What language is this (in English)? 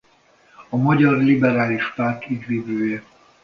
Hungarian